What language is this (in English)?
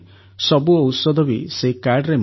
Odia